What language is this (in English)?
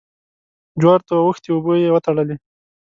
Pashto